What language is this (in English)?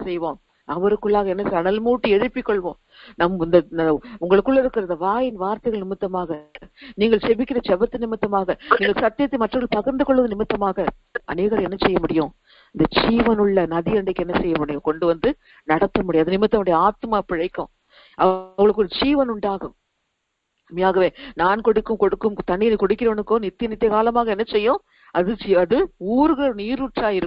Thai